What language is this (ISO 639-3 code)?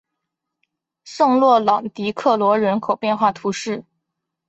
zho